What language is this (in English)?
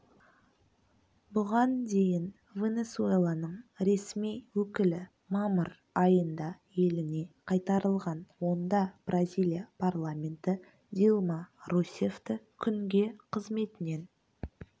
Kazakh